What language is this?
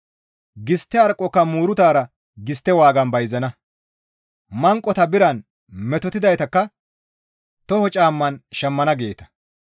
Gamo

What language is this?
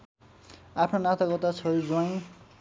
Nepali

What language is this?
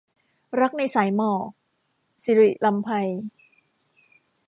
Thai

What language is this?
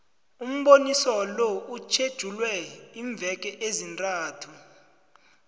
South Ndebele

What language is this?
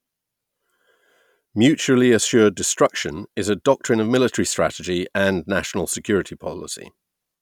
English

